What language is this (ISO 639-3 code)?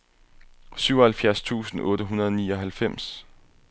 dan